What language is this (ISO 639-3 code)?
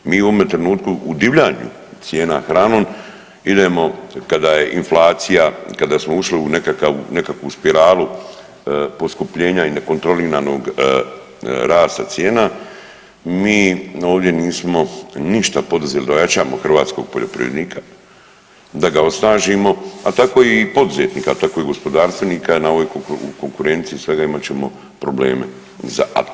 hrv